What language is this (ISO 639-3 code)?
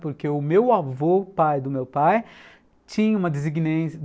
por